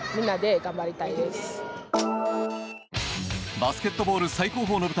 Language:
Japanese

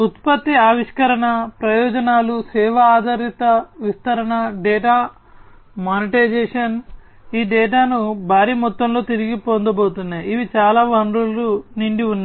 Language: Telugu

